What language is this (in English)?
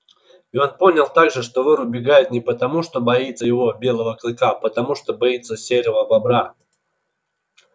Russian